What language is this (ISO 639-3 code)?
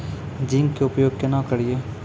mai